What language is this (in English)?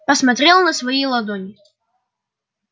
Russian